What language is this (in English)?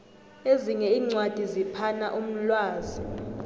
South Ndebele